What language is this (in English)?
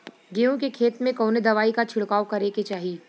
Bhojpuri